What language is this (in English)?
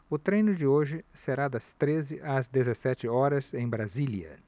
Portuguese